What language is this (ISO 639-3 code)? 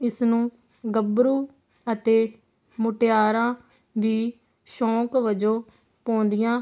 pan